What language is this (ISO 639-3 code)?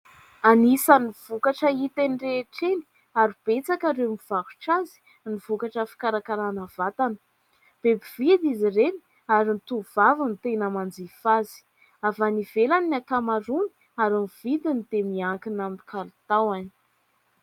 mlg